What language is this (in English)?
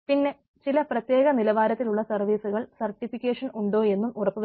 Malayalam